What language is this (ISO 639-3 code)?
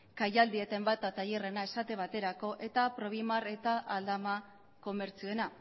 eus